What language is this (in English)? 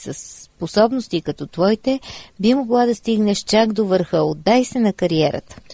Bulgarian